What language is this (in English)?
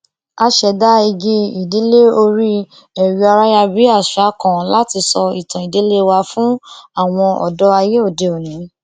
Yoruba